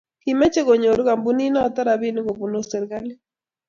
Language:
Kalenjin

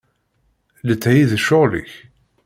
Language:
Kabyle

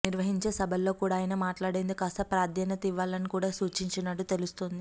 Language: Telugu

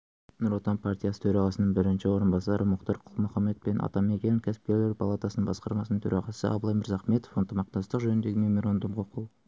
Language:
Kazakh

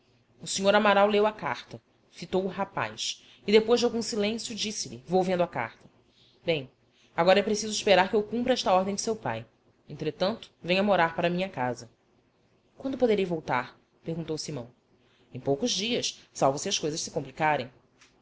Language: Portuguese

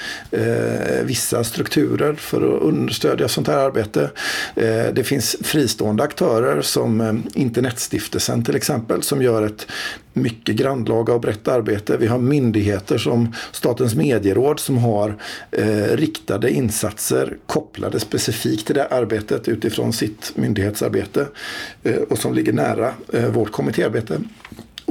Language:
Swedish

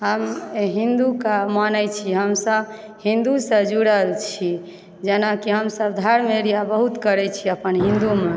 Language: Maithili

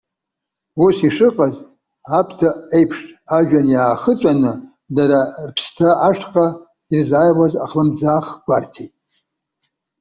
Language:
Abkhazian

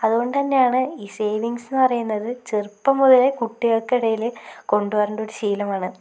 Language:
Malayalam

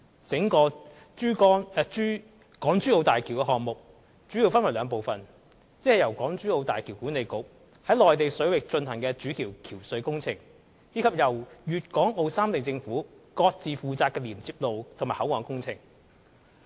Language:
Cantonese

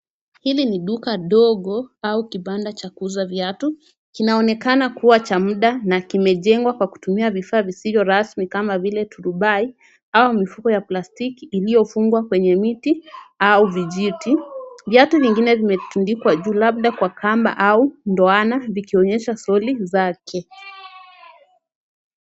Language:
Swahili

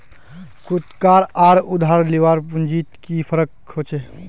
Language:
Magahi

